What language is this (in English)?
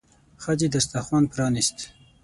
Pashto